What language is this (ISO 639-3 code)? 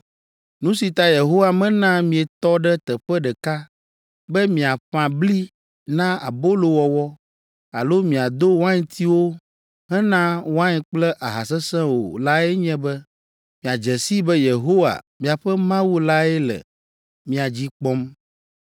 ewe